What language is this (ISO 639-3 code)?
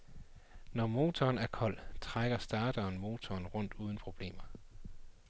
dan